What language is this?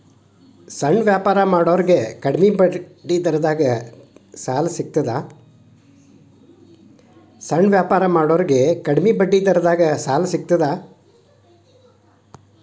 Kannada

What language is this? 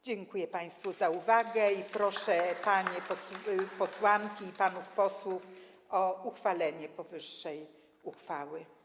Polish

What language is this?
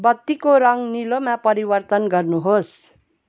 Nepali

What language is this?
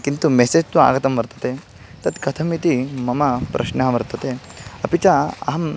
Sanskrit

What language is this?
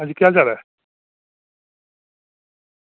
Dogri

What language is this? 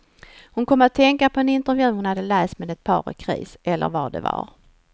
Swedish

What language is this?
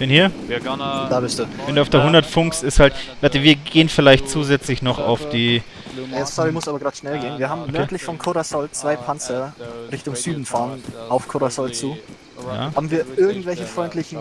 German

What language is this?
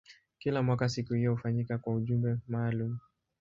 Swahili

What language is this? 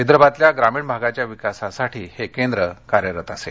Marathi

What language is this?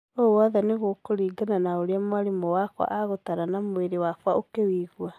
Kikuyu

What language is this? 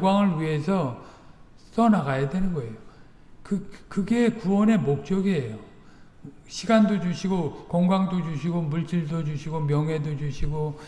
Korean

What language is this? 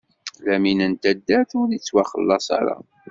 Kabyle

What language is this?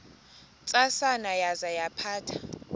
Xhosa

